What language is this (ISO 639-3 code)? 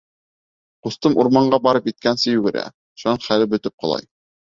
bak